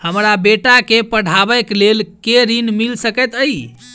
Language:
Maithili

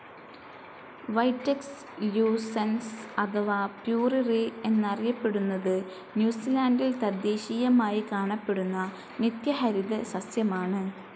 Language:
Malayalam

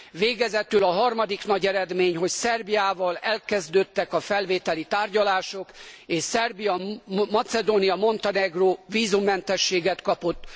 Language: Hungarian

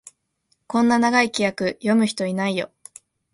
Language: Japanese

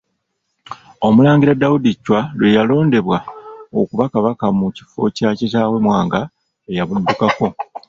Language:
Ganda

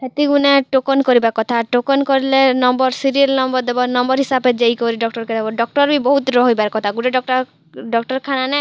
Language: Odia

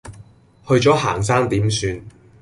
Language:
Cantonese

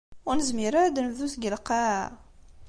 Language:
Kabyle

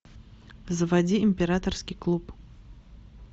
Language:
Russian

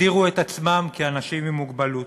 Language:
Hebrew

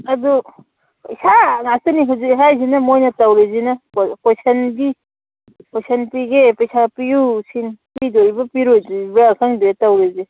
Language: Manipuri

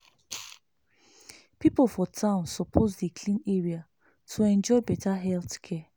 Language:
Nigerian Pidgin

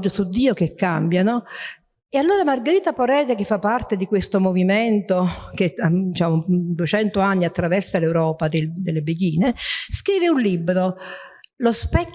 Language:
Italian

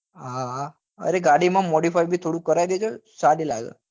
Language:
Gujarati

